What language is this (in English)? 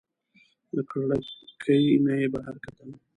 Pashto